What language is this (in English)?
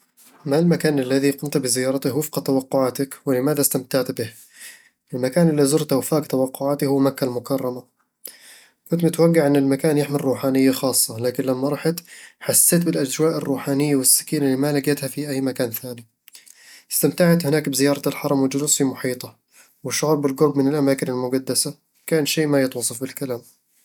Eastern Egyptian Bedawi Arabic